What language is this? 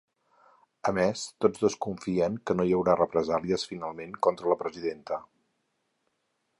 Catalan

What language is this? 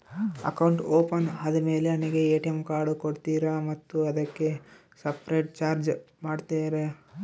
Kannada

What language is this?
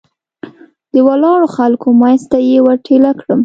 Pashto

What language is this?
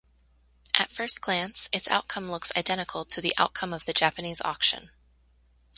English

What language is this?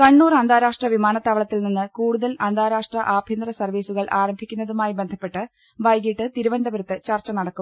Malayalam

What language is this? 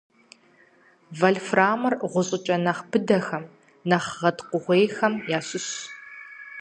Kabardian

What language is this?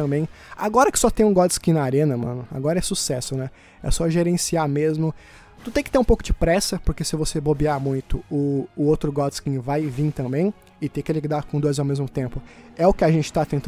Portuguese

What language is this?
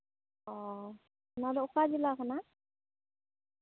Santali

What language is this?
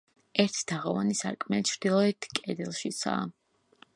Georgian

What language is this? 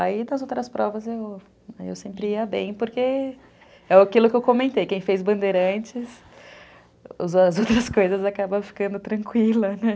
Portuguese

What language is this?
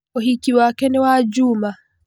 Kikuyu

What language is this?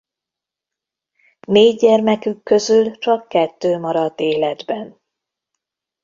Hungarian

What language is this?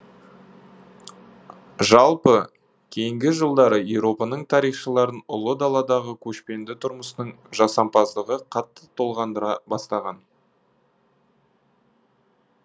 Kazakh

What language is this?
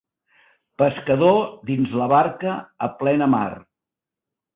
Catalan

